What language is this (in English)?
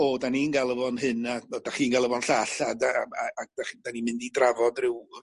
Welsh